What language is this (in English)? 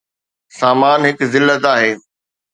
Sindhi